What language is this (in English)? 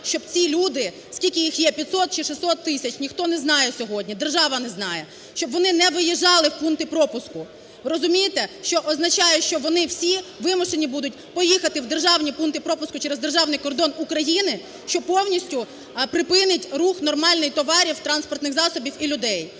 Ukrainian